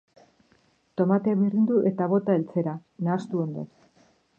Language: Basque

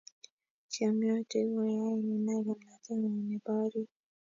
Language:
Kalenjin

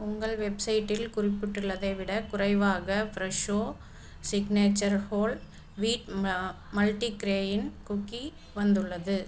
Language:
Tamil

